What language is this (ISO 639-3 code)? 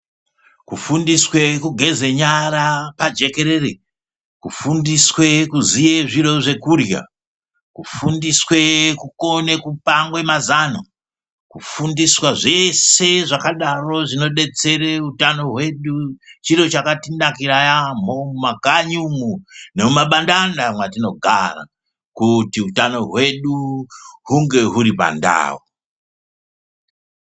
ndc